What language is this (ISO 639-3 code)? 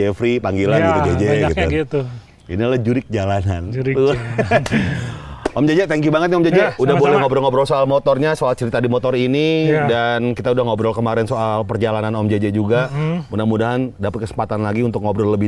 ind